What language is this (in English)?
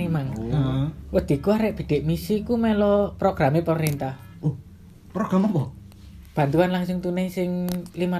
Indonesian